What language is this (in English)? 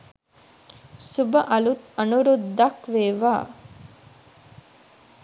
Sinhala